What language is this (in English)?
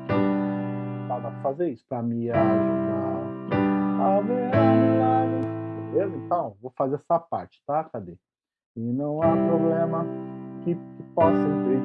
Portuguese